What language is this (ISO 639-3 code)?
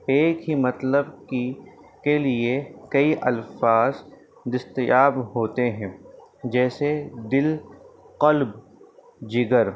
urd